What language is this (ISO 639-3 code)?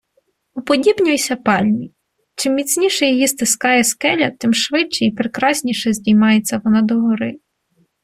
ukr